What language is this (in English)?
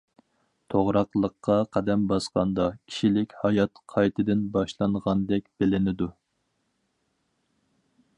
Uyghur